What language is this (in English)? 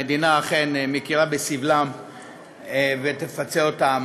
Hebrew